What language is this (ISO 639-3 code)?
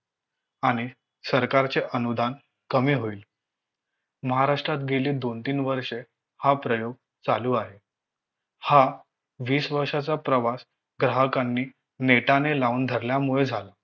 mar